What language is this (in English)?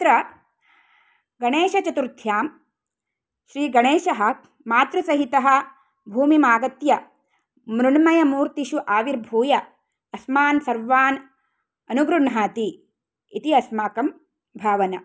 Sanskrit